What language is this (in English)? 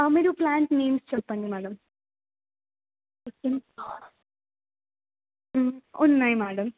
Telugu